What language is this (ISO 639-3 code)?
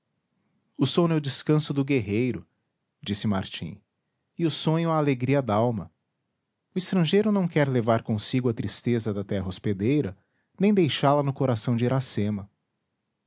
por